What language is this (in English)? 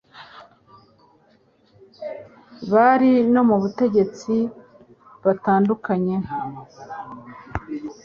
Kinyarwanda